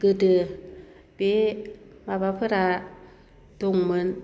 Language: Bodo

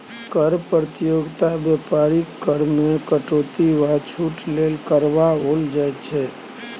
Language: Maithili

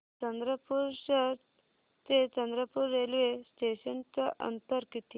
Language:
Marathi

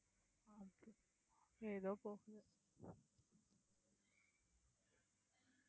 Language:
Tamil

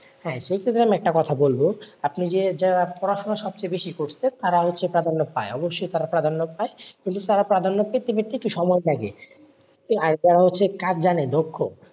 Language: Bangla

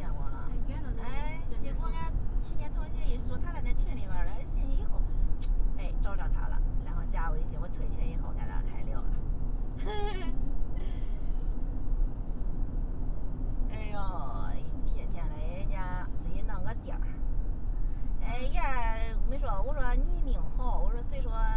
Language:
Chinese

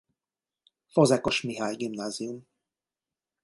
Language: Hungarian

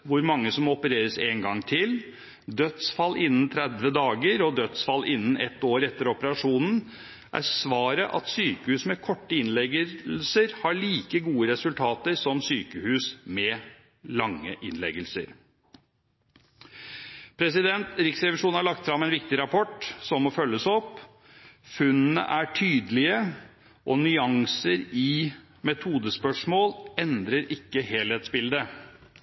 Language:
Norwegian Bokmål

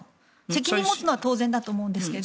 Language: Japanese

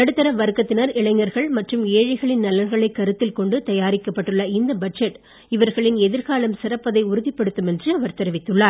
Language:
Tamil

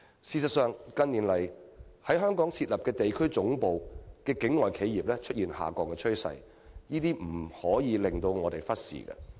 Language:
Cantonese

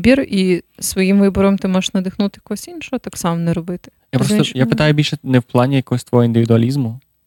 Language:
Ukrainian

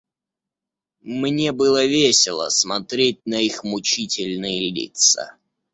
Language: Russian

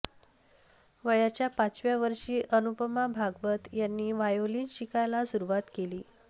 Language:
Marathi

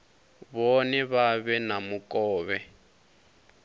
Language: Venda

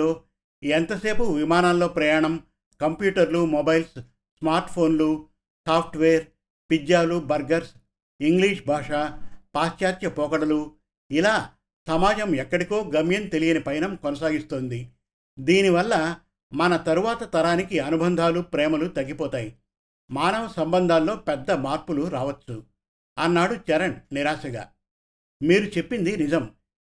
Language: Telugu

